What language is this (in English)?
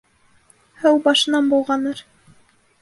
Bashkir